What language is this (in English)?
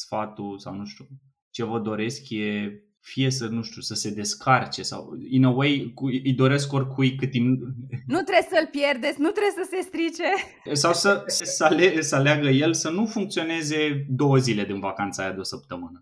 Romanian